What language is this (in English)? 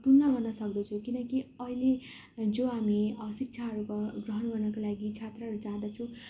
Nepali